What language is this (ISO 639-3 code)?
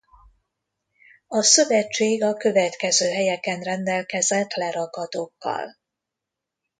hun